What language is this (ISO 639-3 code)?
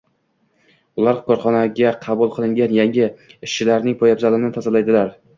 uzb